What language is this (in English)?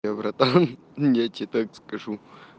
Russian